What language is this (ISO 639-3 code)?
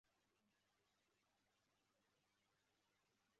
kin